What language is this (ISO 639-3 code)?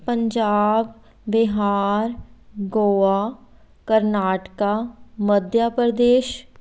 pan